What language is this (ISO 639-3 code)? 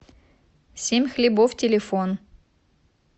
rus